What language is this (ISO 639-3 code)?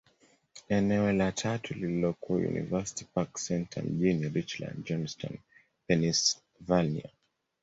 swa